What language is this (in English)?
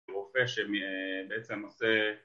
Hebrew